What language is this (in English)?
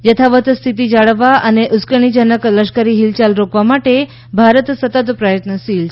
Gujarati